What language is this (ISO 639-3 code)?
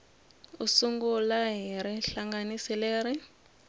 tso